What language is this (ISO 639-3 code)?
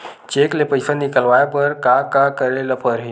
hne